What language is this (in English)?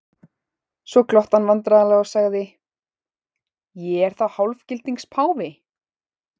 Icelandic